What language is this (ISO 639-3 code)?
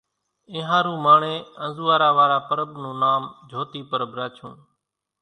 gjk